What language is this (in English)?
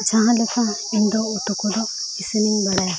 Santali